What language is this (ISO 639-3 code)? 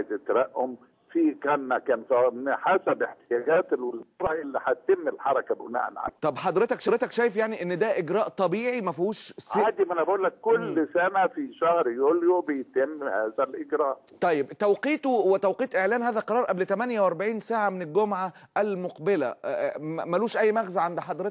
ara